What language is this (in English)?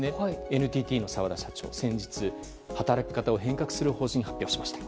Japanese